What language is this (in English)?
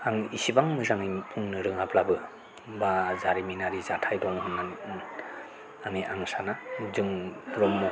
Bodo